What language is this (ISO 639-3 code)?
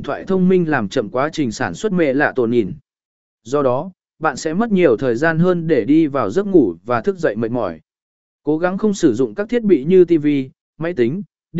vie